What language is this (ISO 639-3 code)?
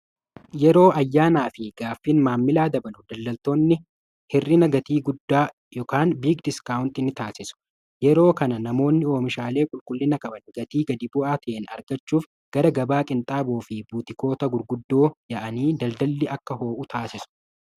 orm